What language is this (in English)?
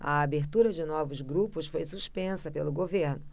Portuguese